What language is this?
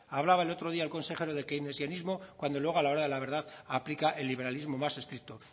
Spanish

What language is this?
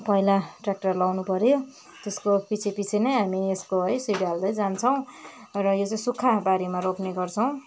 Nepali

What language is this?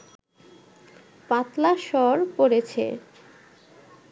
Bangla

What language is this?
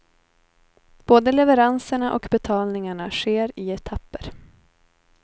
Swedish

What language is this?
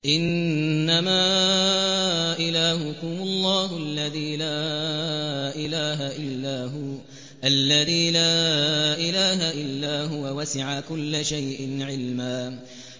Arabic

